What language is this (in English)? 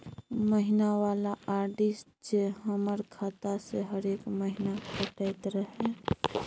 Maithili